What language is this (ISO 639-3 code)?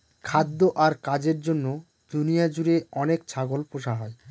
ben